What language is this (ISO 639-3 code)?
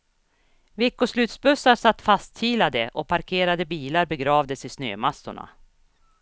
swe